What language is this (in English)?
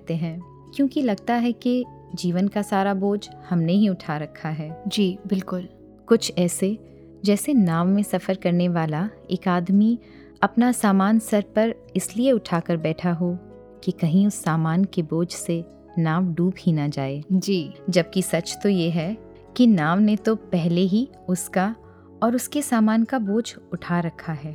Hindi